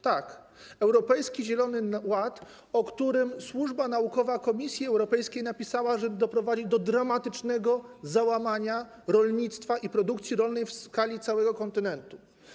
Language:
Polish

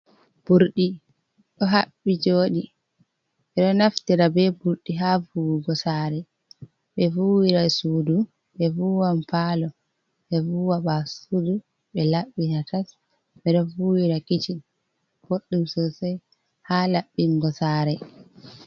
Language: Fula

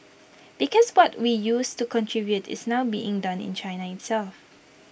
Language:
English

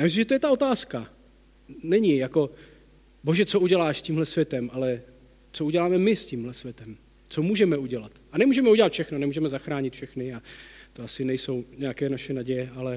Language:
Czech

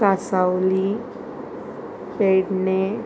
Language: Konkani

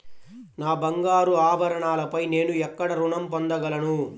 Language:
Telugu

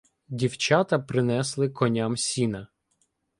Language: Ukrainian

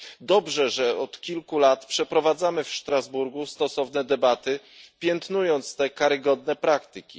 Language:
Polish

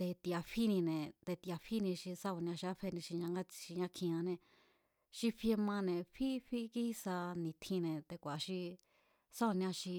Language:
Mazatlán Mazatec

